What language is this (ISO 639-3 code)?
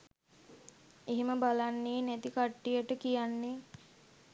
sin